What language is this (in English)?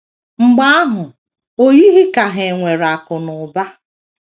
Igbo